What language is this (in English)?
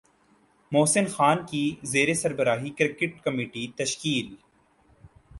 Urdu